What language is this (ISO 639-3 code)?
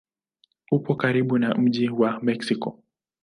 swa